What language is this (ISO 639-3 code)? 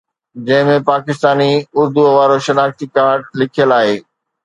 snd